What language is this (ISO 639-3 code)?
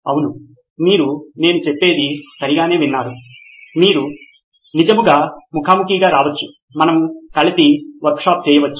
tel